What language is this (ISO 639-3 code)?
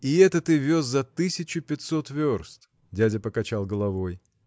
rus